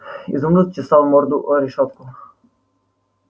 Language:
Russian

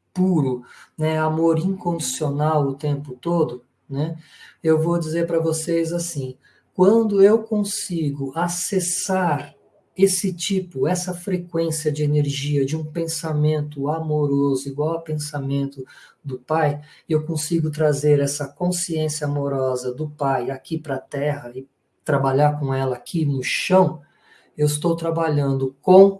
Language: Portuguese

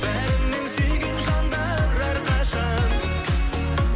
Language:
Kazakh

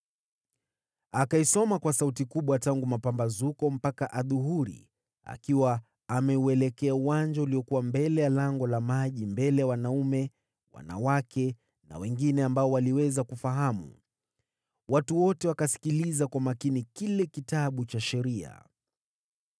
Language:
Swahili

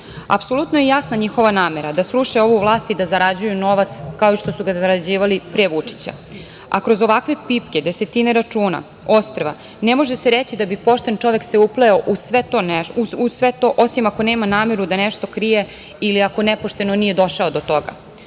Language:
Serbian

